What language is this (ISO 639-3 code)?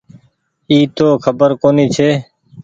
gig